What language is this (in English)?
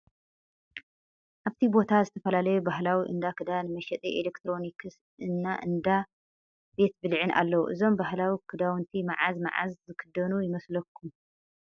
Tigrinya